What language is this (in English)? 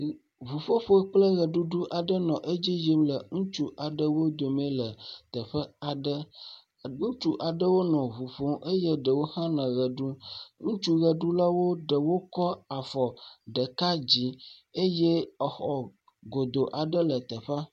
Ewe